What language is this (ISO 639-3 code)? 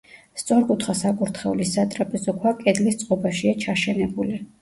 kat